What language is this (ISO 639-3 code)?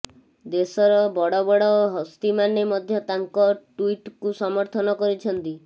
ori